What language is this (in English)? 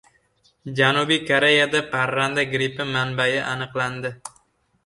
Uzbek